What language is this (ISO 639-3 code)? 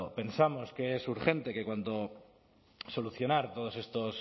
spa